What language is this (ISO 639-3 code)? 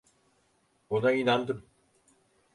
tur